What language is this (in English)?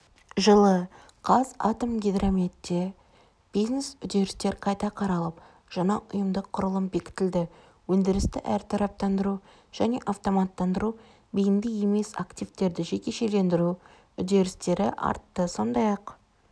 Kazakh